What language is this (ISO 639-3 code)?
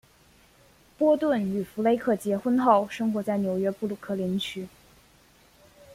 zho